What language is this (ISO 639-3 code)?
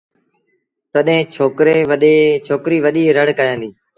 sbn